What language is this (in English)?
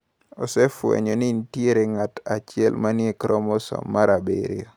Luo (Kenya and Tanzania)